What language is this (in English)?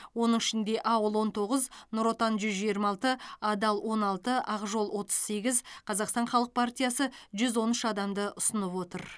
Kazakh